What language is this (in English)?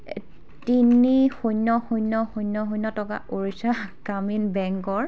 Assamese